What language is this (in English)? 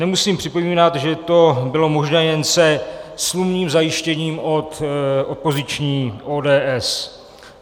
Czech